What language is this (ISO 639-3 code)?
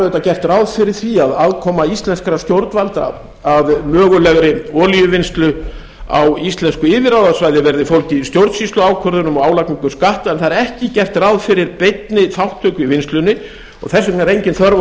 isl